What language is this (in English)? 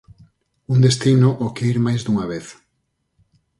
Galician